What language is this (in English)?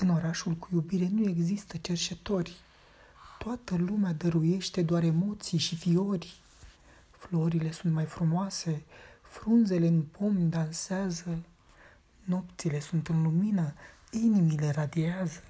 Romanian